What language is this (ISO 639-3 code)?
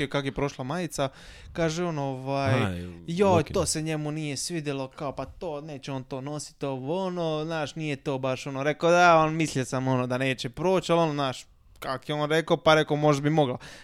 hrv